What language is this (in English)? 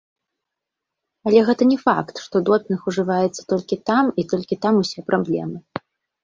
Belarusian